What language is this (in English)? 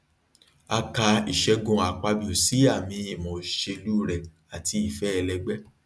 Yoruba